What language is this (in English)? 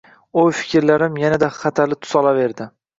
Uzbek